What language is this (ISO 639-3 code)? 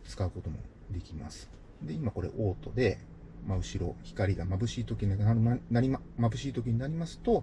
jpn